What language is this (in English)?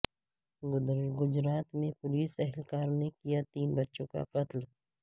Urdu